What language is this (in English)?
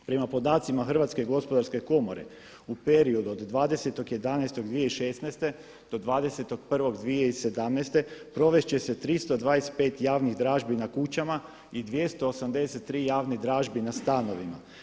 Croatian